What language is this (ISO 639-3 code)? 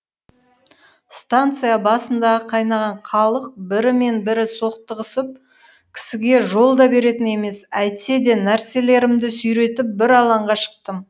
kaz